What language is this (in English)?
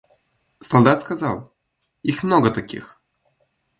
Russian